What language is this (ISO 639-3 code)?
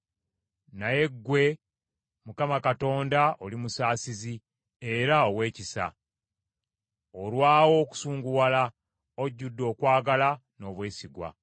lug